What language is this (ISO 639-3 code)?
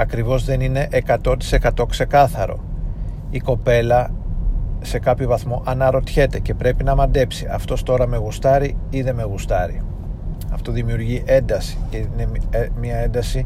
ell